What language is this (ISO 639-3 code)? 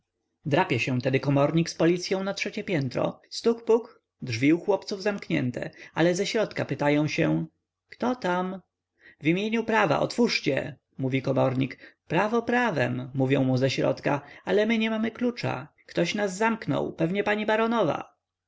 pol